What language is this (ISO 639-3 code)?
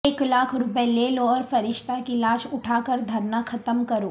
urd